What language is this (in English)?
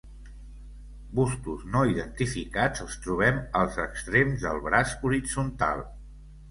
Catalan